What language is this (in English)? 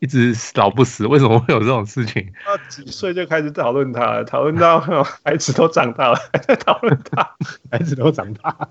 Chinese